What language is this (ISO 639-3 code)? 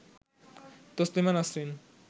ben